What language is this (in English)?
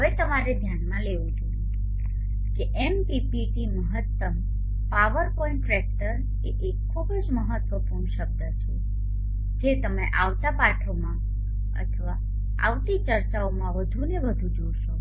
Gujarati